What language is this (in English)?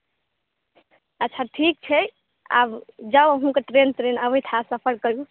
Maithili